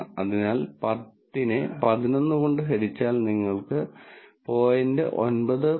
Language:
Malayalam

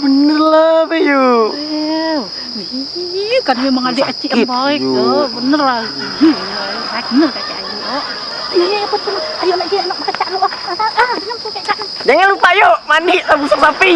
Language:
Indonesian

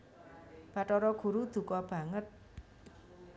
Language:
Javanese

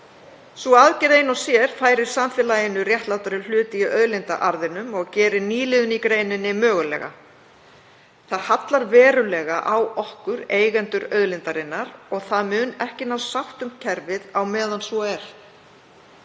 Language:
Icelandic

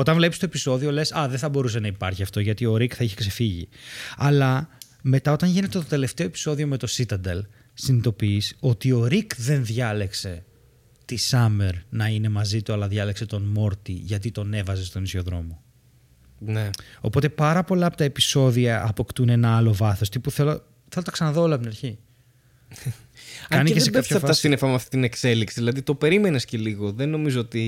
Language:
Greek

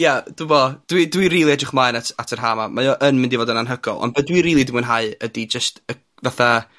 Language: Welsh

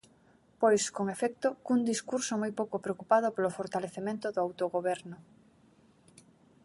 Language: Galician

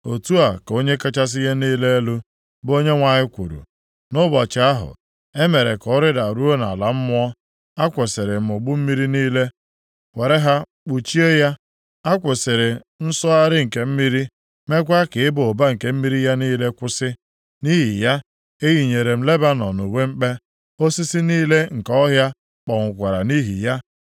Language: Igbo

